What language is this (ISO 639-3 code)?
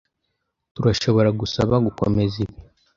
kin